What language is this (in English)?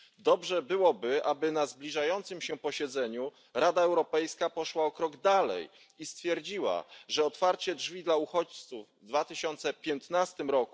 Polish